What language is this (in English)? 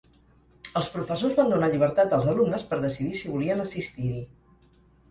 Catalan